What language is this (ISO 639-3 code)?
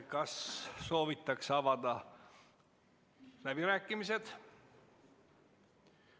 est